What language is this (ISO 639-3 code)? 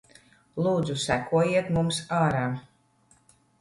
lav